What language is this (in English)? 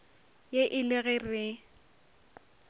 Northern Sotho